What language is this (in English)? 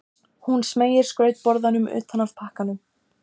Icelandic